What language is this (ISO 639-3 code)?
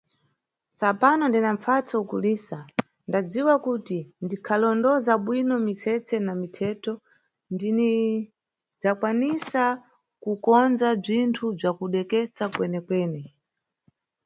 nyu